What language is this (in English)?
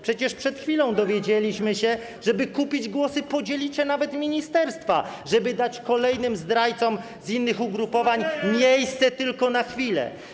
Polish